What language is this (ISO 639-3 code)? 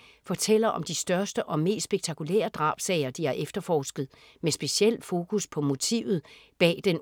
dan